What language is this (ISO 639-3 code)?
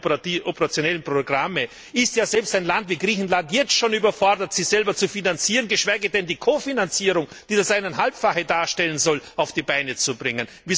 deu